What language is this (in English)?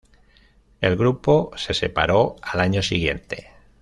Spanish